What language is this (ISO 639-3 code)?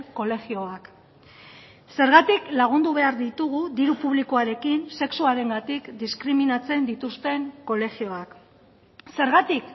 eus